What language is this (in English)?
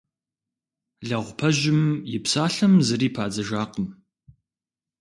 Kabardian